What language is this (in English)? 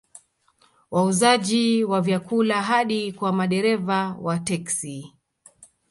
Swahili